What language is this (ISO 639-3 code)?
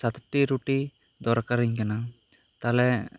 sat